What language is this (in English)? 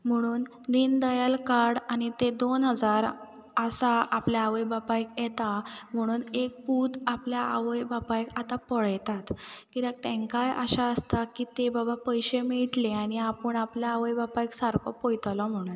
Konkani